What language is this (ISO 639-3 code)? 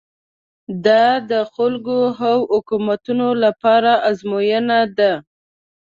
pus